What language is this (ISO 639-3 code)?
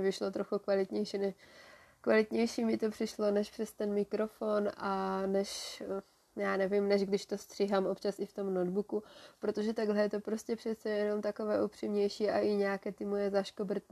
ces